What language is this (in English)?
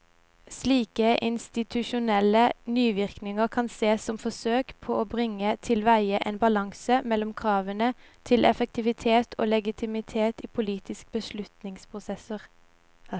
Norwegian